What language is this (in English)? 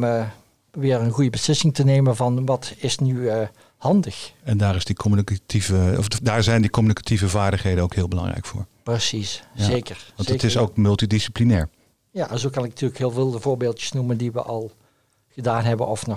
Dutch